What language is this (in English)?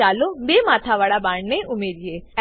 Gujarati